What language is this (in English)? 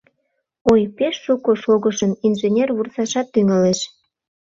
Mari